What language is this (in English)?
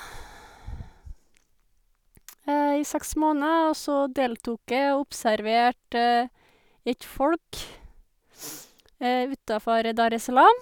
Norwegian